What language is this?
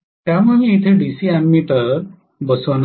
Marathi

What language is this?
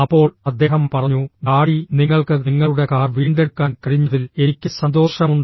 Malayalam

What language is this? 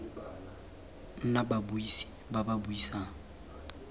Tswana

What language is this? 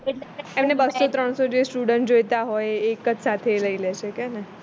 Gujarati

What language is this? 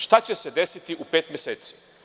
Serbian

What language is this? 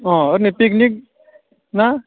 Bodo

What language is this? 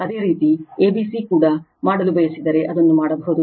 Kannada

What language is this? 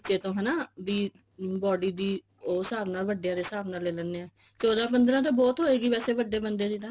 Punjabi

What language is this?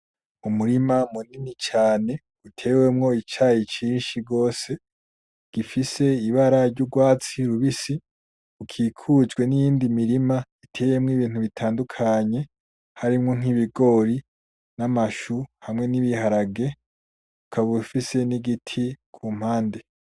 Rundi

